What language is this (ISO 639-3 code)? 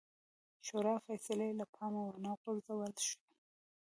pus